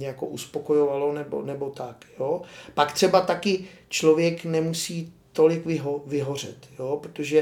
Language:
Czech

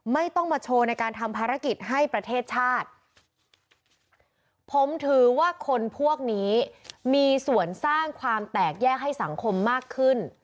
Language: Thai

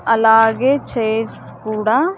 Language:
Telugu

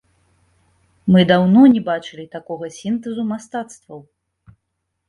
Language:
Belarusian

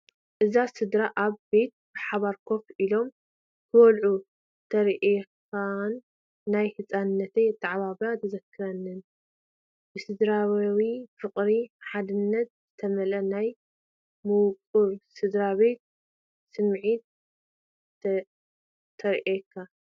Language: Tigrinya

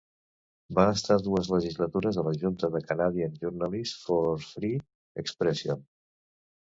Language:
Catalan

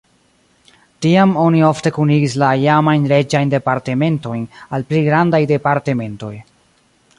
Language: Esperanto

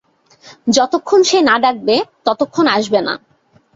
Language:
Bangla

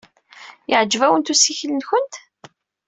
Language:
Kabyle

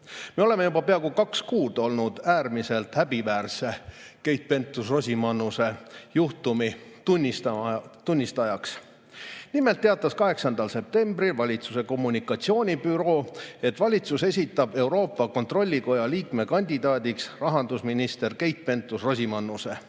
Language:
Estonian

